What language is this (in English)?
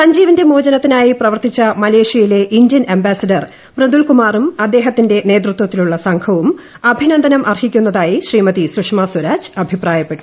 Malayalam